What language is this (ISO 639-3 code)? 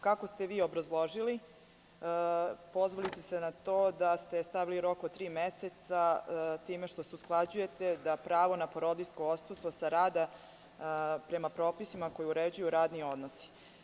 srp